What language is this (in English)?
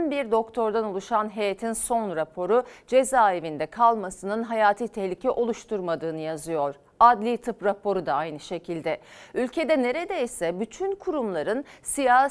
Turkish